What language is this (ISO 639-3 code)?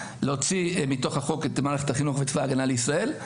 heb